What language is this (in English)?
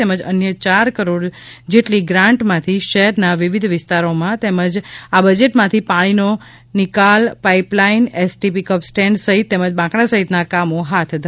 Gujarati